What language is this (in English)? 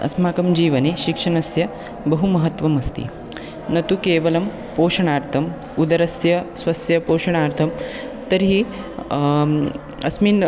Sanskrit